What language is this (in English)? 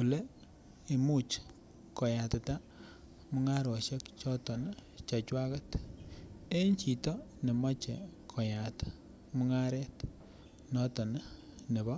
Kalenjin